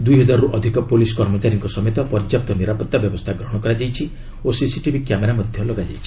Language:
Odia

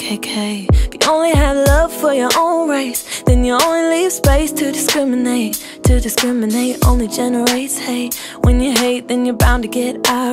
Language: Portuguese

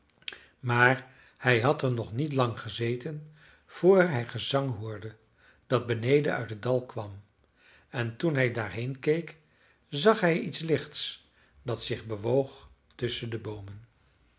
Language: Dutch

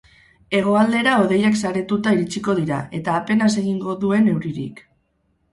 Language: Basque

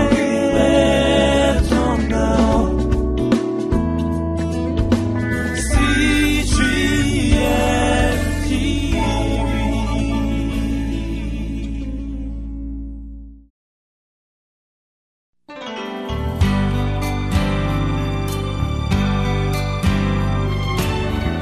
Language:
Korean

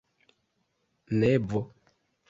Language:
Esperanto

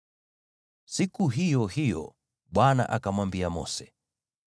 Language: Swahili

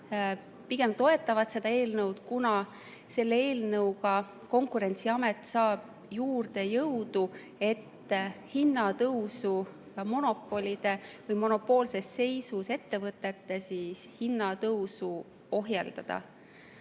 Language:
Estonian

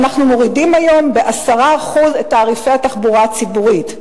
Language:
Hebrew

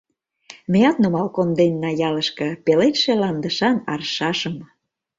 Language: Mari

